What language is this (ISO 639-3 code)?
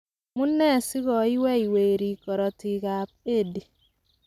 kln